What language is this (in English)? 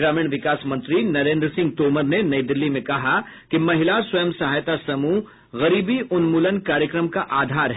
Hindi